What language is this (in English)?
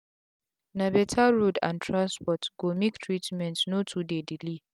Nigerian Pidgin